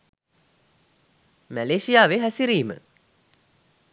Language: Sinhala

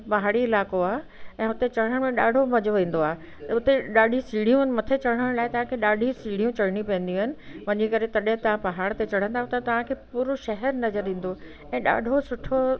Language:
Sindhi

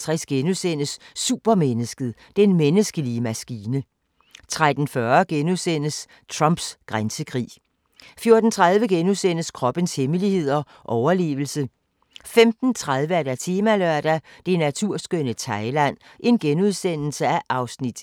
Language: Danish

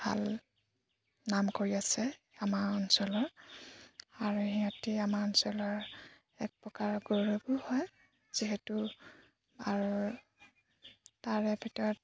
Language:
Assamese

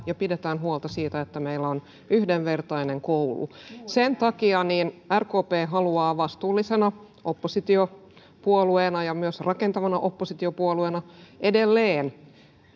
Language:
Finnish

